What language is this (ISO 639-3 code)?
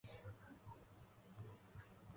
zho